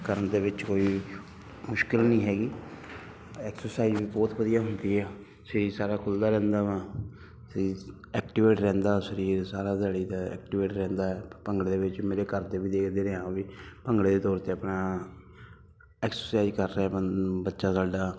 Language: Punjabi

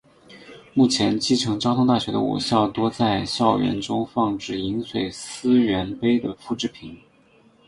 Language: Chinese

